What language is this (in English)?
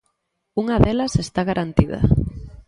Galician